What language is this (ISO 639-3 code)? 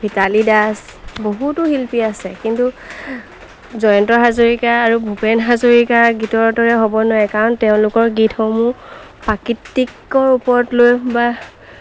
asm